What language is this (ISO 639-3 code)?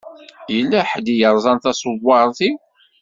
kab